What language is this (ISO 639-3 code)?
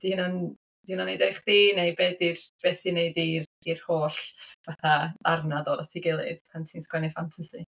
cym